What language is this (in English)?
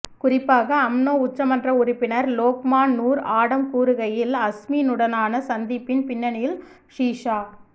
Tamil